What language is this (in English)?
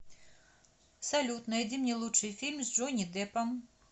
Russian